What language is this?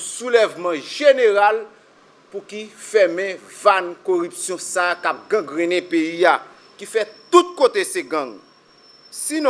French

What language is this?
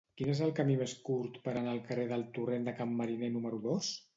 Catalan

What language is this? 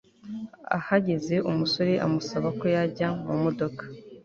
Kinyarwanda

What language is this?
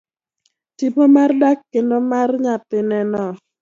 Luo (Kenya and Tanzania)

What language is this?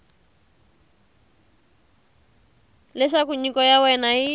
Tsonga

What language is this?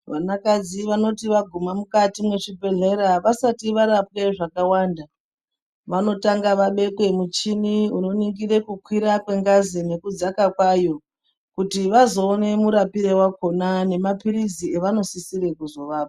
Ndau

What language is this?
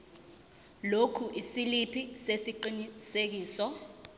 Zulu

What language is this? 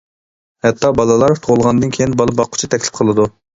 Uyghur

